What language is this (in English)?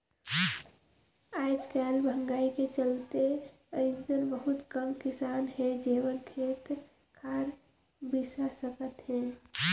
Chhattisgarhi